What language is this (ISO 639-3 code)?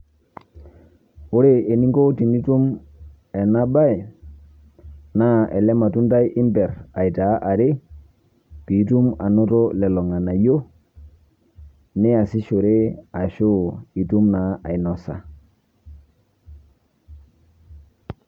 mas